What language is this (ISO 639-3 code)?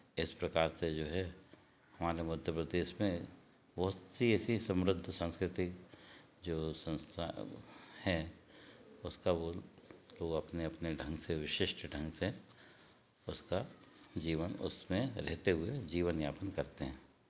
hin